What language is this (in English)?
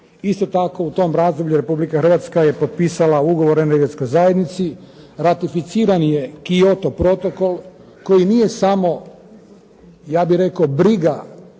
Croatian